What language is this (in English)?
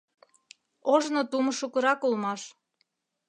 Mari